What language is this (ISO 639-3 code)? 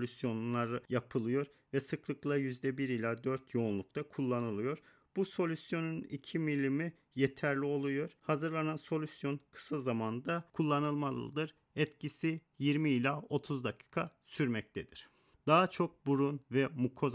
tur